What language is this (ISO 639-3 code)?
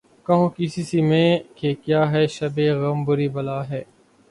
urd